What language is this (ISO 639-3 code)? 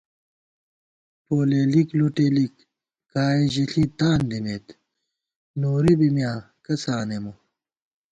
gwt